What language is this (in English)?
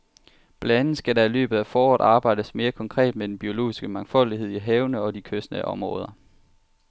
Danish